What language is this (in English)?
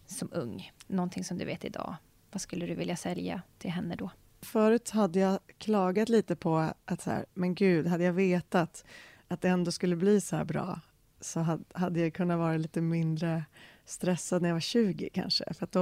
Swedish